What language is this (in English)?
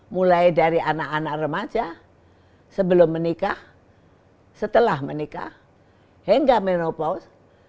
Indonesian